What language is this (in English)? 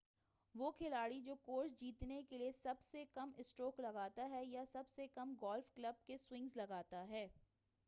Urdu